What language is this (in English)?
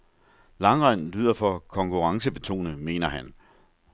Danish